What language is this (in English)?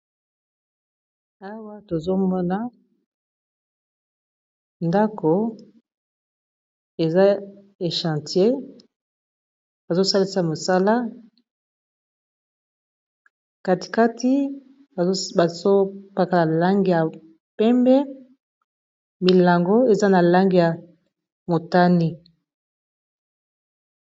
Lingala